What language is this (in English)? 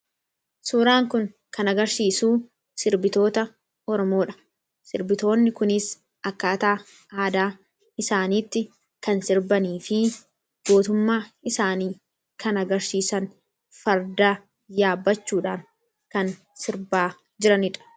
Oromo